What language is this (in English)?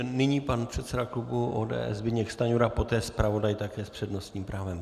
Czech